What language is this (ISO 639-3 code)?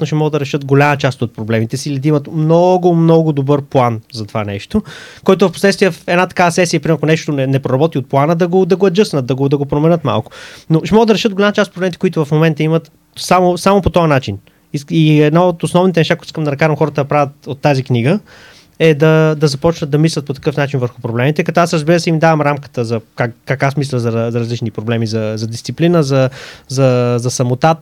bul